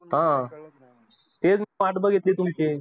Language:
Marathi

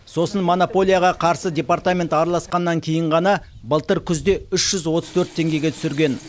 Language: Kazakh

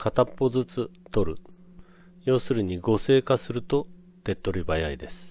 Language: Japanese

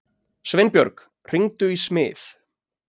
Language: Icelandic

